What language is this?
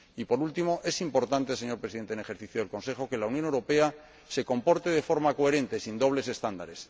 Spanish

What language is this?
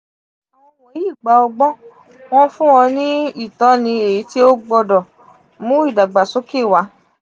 Yoruba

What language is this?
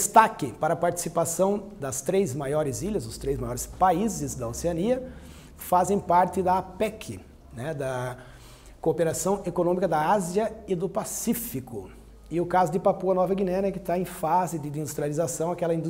Portuguese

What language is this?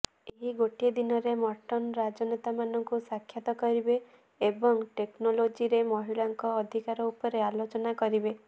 Odia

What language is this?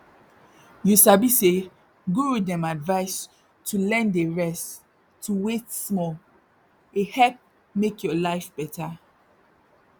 Nigerian Pidgin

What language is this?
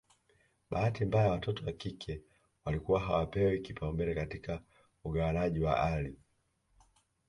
Swahili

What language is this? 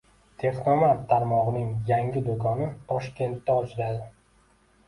Uzbek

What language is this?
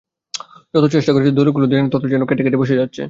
Bangla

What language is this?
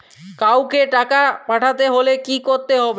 Bangla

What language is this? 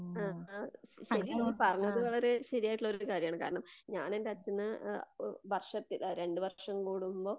Malayalam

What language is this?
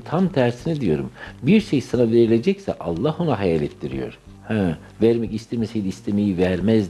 Turkish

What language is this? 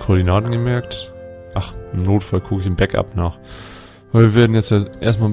German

